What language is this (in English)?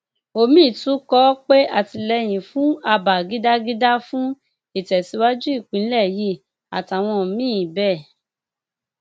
Yoruba